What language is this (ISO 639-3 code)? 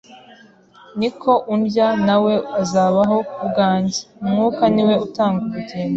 kin